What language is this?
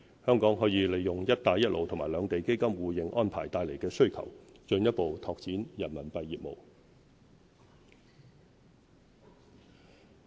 Cantonese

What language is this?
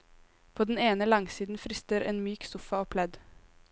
Norwegian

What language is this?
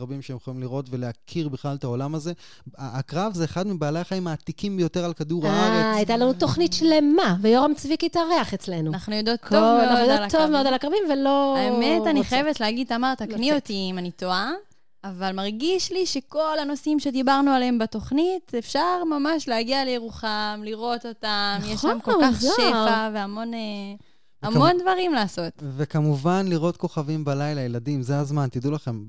Hebrew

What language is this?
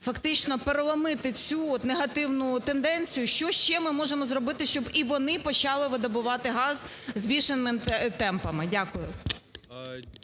Ukrainian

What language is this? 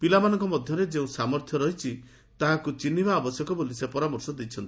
Odia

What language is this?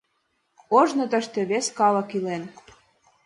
Mari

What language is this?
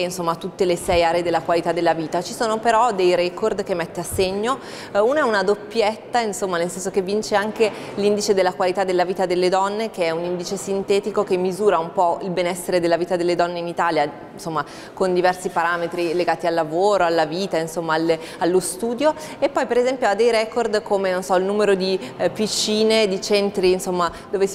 Italian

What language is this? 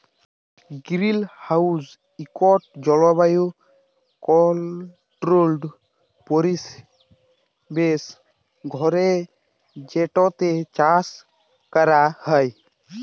Bangla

